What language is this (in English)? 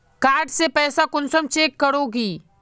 Magahi